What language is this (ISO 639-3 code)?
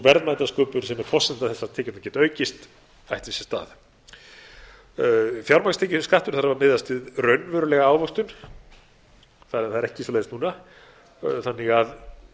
isl